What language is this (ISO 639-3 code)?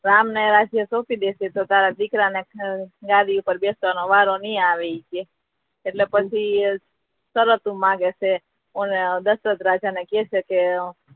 guj